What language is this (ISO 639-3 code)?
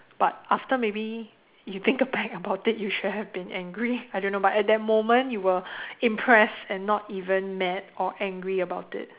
eng